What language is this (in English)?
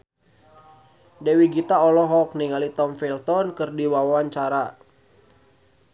Sundanese